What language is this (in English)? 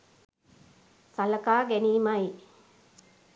Sinhala